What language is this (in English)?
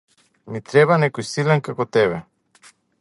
Macedonian